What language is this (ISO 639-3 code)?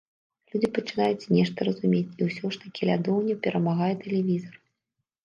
bel